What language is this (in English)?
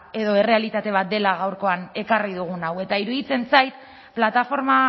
Basque